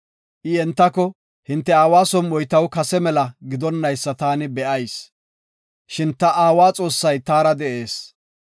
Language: Gofa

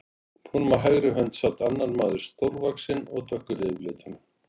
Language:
Icelandic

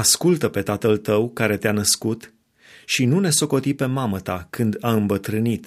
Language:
Romanian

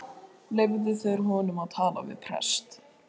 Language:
Icelandic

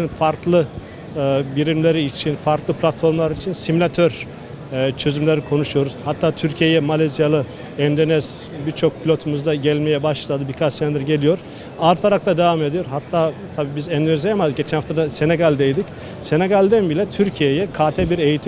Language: Turkish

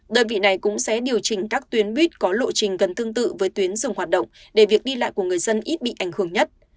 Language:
Vietnamese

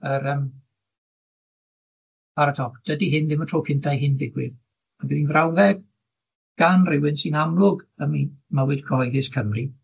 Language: Welsh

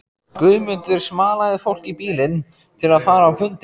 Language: Icelandic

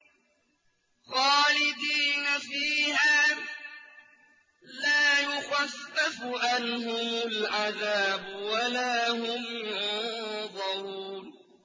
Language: Arabic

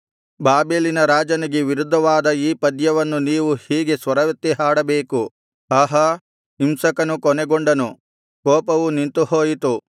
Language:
Kannada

